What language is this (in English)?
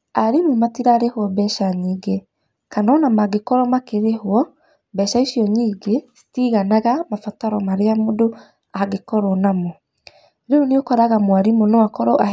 Kikuyu